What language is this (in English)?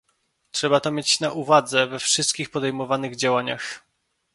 Polish